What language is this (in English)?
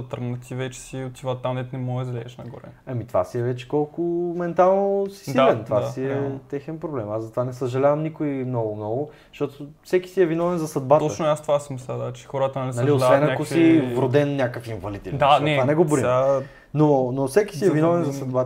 Bulgarian